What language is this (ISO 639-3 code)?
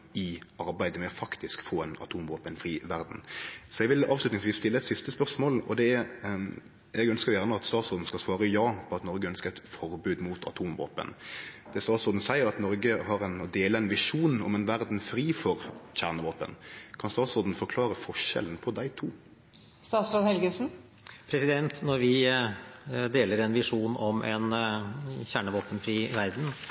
nor